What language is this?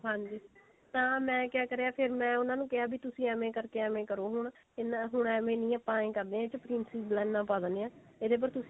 Punjabi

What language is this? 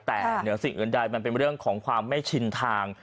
Thai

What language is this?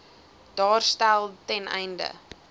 Afrikaans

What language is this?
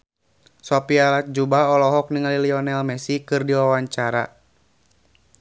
Sundanese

